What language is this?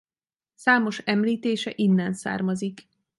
Hungarian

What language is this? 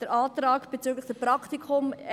Swiss German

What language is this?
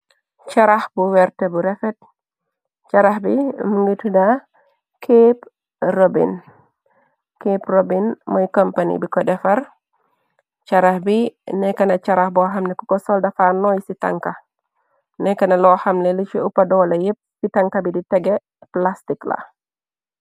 Wolof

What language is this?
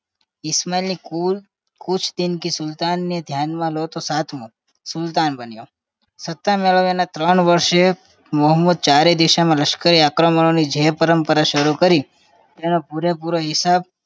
Gujarati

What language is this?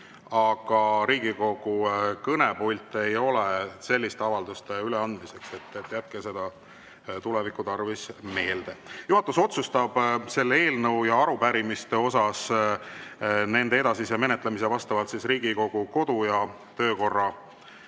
Estonian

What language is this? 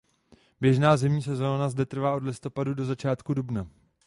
Czech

